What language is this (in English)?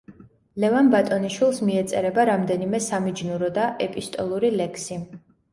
Georgian